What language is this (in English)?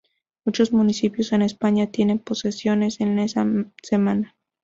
Spanish